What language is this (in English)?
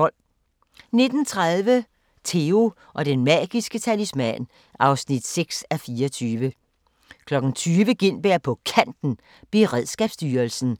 Danish